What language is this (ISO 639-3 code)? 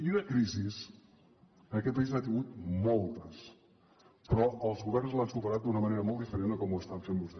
cat